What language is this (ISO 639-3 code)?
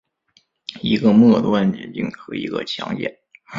zho